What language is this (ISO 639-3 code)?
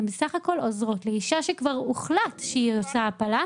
heb